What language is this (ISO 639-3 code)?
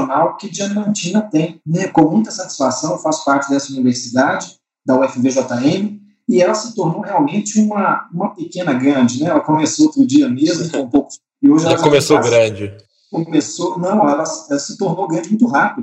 por